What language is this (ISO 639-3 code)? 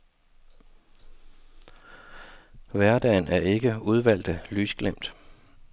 dan